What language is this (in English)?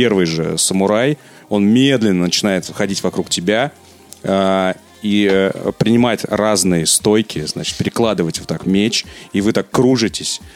Russian